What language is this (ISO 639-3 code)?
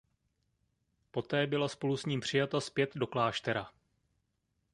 ces